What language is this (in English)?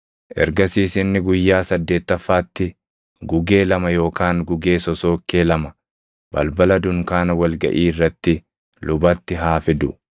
Oromo